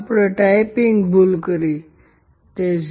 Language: Gujarati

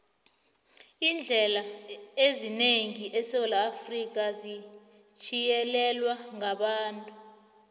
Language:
South Ndebele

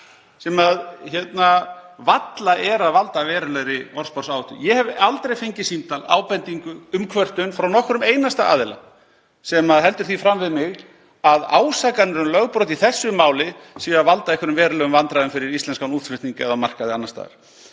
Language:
Icelandic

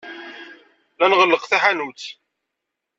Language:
Kabyle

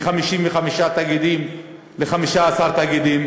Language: Hebrew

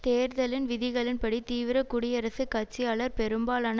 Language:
Tamil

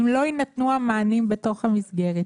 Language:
Hebrew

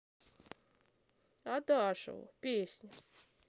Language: Russian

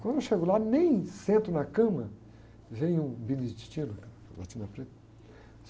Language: Portuguese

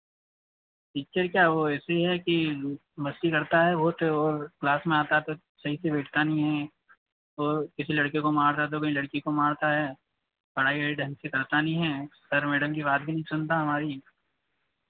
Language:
Hindi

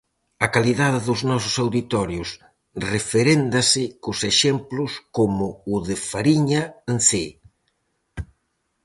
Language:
Galician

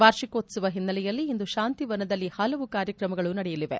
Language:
Kannada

